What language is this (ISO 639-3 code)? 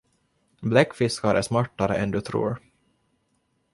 swe